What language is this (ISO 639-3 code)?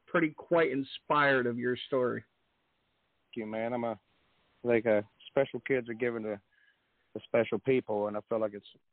eng